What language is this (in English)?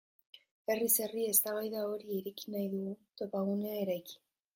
Basque